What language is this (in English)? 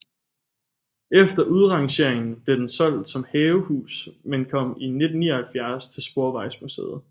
Danish